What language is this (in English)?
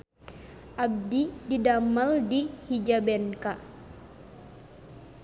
Sundanese